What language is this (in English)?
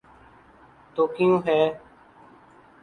Urdu